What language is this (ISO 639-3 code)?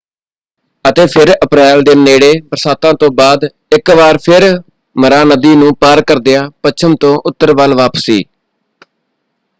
pan